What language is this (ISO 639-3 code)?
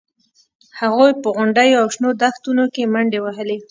pus